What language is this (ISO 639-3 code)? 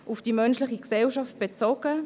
gsw